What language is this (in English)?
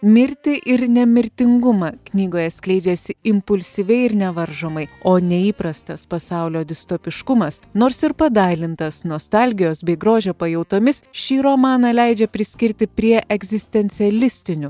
Lithuanian